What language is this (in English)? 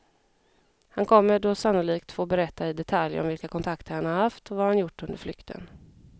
Swedish